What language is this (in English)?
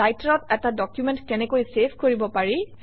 Assamese